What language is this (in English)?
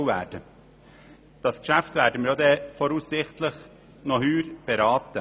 Swiss German